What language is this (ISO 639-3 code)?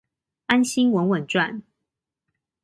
zho